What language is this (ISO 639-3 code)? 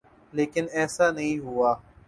urd